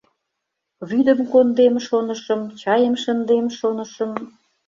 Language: Mari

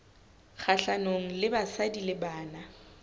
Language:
Southern Sotho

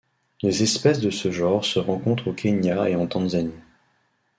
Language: French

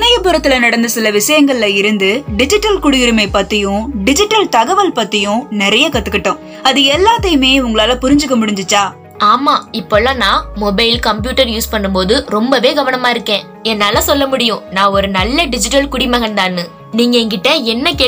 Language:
Tamil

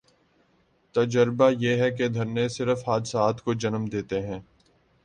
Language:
Urdu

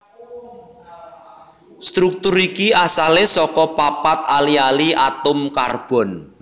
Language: Javanese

